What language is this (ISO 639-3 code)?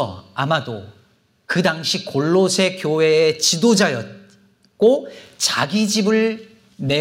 kor